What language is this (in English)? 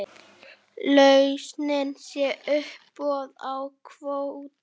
Icelandic